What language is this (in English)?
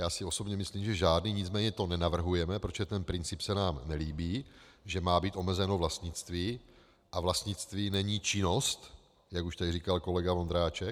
Czech